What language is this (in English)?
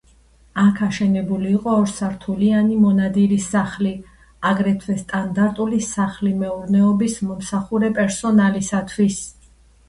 Georgian